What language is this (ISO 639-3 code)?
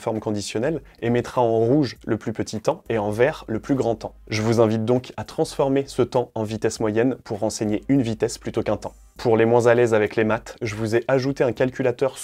fra